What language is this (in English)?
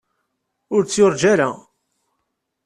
Kabyle